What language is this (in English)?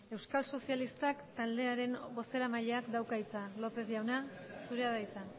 Basque